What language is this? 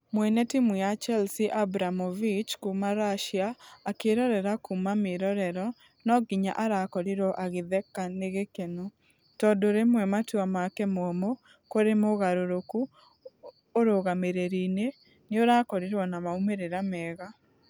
Kikuyu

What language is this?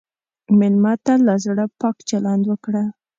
Pashto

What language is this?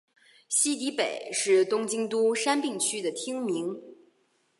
Chinese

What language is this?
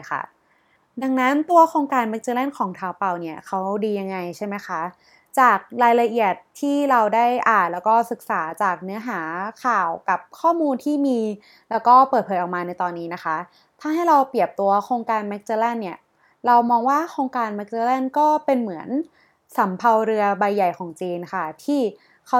Thai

